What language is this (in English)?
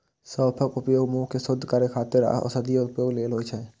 Maithili